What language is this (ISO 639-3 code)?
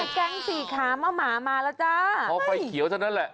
tha